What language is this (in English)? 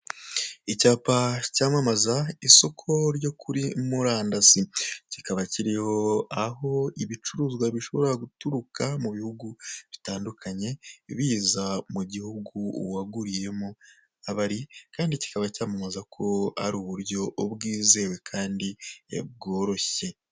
Kinyarwanda